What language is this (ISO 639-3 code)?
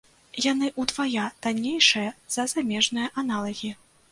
bel